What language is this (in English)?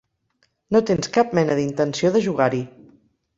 Catalan